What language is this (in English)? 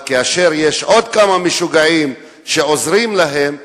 Hebrew